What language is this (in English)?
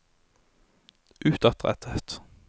Norwegian